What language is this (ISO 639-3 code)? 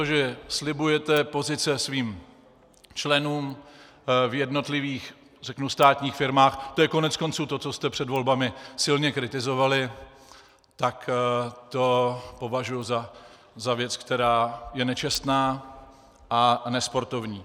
ces